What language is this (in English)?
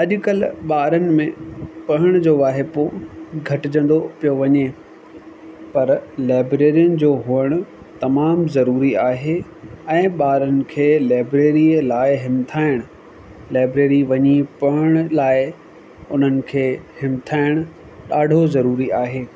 Sindhi